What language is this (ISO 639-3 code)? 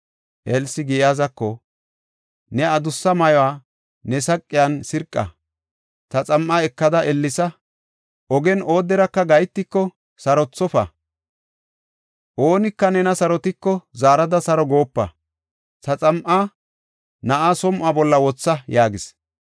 gof